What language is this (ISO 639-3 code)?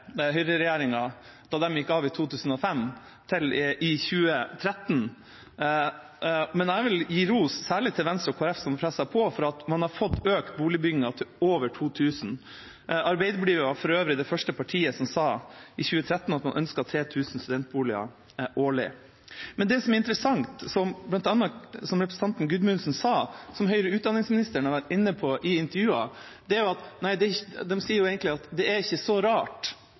nob